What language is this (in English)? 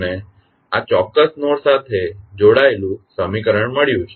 Gujarati